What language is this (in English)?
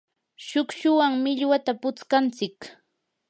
Yanahuanca Pasco Quechua